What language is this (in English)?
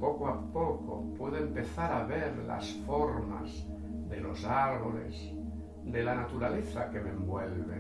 Spanish